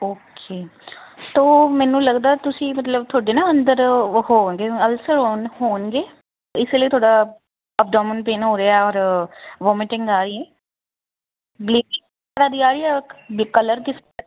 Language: Punjabi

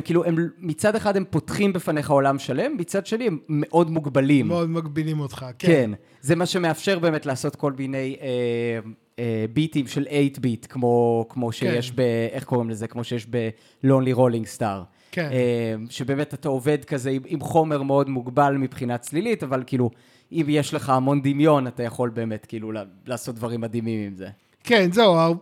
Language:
Hebrew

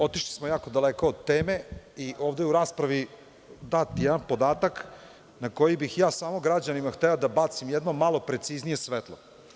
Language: Serbian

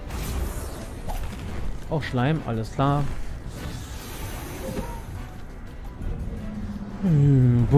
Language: German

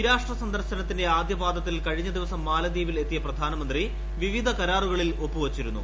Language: Malayalam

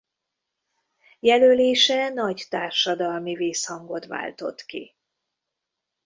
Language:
Hungarian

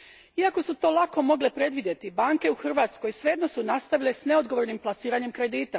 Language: Croatian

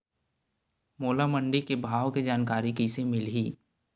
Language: Chhattisgarhi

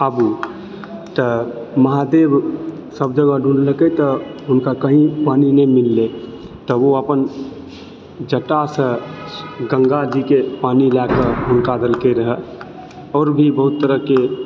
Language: Maithili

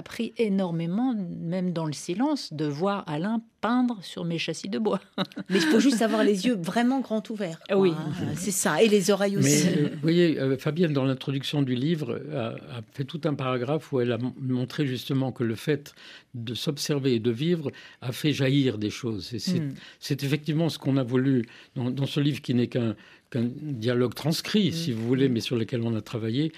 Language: French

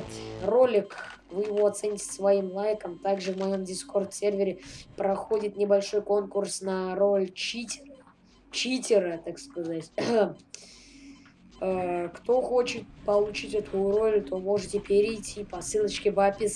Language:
Russian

